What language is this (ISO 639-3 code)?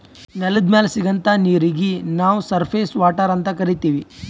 kan